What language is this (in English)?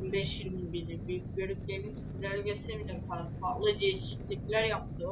Turkish